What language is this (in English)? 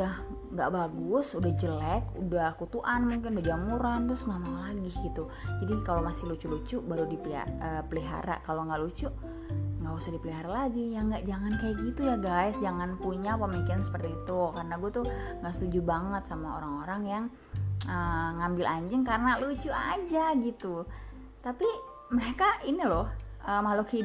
Indonesian